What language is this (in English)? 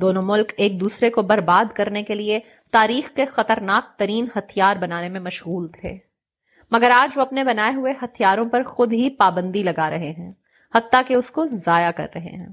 Urdu